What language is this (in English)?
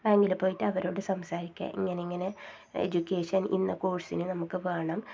Malayalam